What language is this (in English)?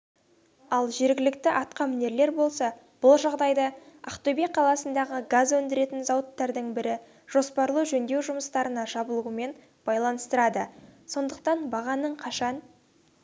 Kazakh